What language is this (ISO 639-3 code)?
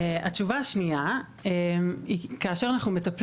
heb